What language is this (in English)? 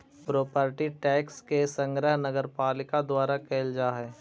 Magahi